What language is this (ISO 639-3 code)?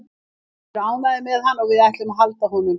isl